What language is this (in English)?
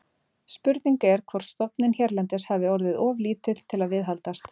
Icelandic